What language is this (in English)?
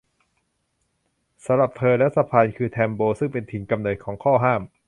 Thai